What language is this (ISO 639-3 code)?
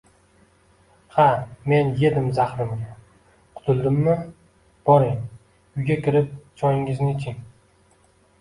uzb